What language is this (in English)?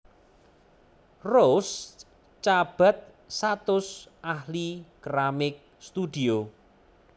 Javanese